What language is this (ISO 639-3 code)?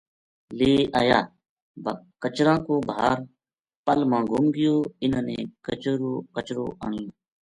gju